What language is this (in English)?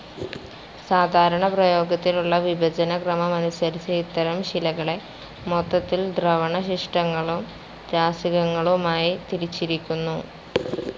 Malayalam